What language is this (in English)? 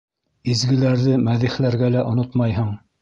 Bashkir